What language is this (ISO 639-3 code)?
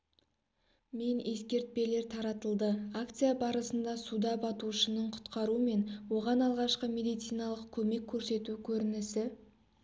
kaz